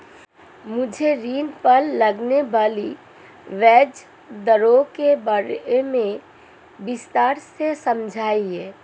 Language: Hindi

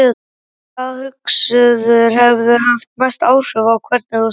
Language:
Icelandic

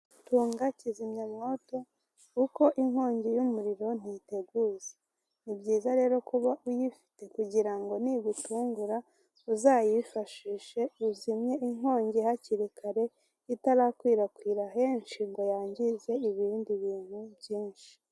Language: Kinyarwanda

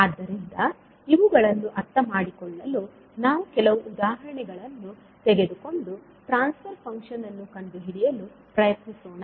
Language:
Kannada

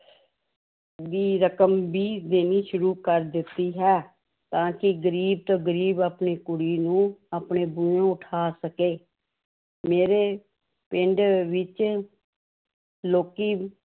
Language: Punjabi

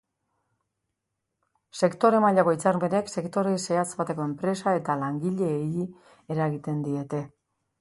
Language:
Basque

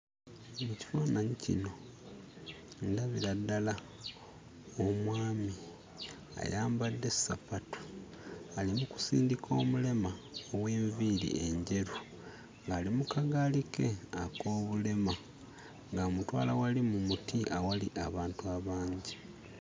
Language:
Ganda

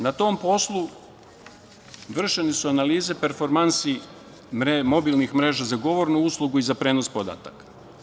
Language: Serbian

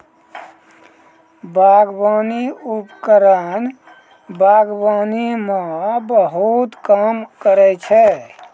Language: Maithili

